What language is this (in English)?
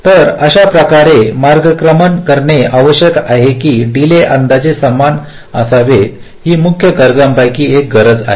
Marathi